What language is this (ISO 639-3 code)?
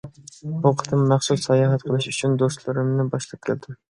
uig